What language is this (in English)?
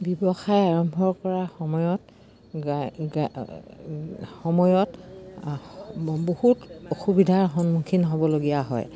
Assamese